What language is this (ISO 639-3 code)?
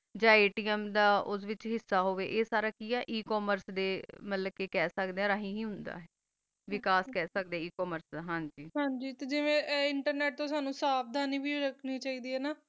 pan